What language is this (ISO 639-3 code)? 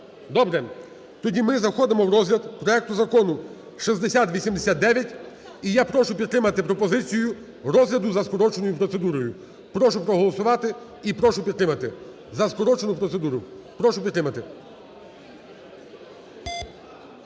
ukr